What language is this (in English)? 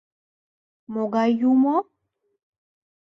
Mari